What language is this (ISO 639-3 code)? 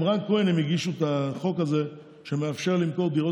heb